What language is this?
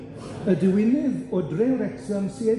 Welsh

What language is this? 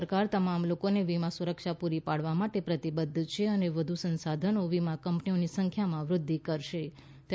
Gujarati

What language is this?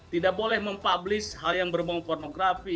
Indonesian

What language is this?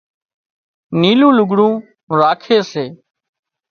Wadiyara Koli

